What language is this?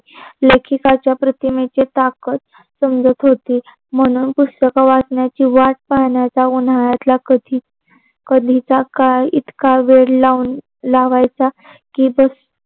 Marathi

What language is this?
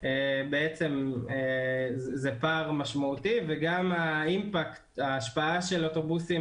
Hebrew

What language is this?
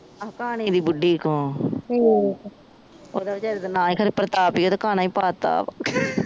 Punjabi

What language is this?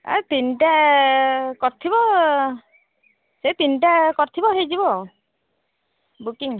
Odia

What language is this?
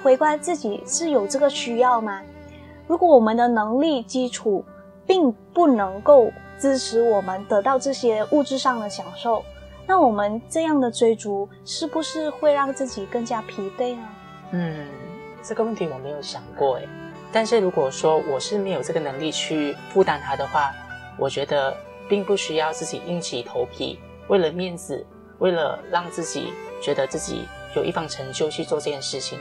Chinese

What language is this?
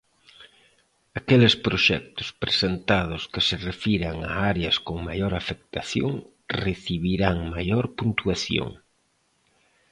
Galician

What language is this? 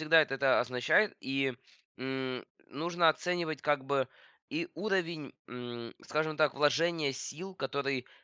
Russian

